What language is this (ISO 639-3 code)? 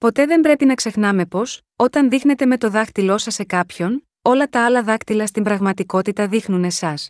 ell